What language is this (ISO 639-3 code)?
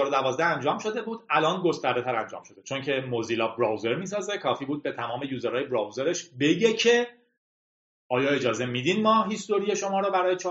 fas